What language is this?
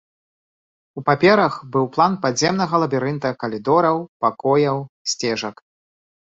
Belarusian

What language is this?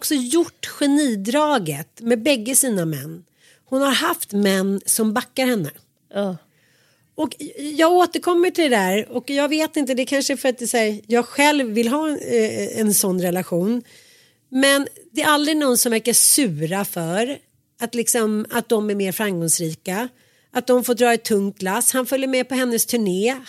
Swedish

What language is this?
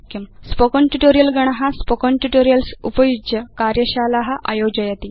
Sanskrit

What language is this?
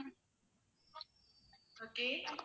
Tamil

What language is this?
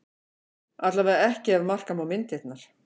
Icelandic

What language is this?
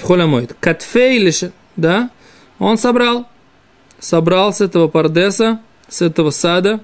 Russian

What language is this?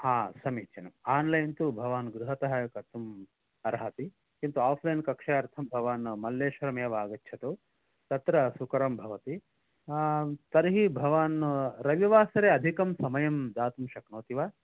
Sanskrit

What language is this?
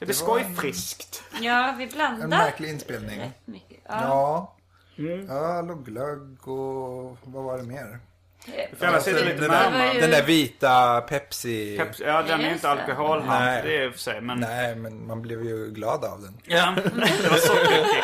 Swedish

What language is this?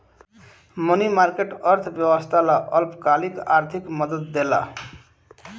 Bhojpuri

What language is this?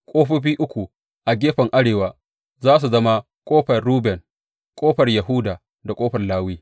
Hausa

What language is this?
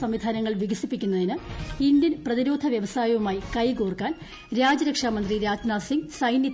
Malayalam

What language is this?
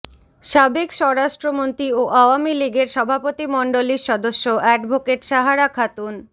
Bangla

